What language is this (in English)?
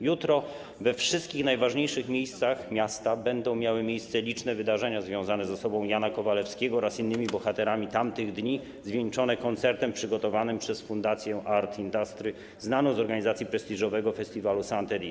Polish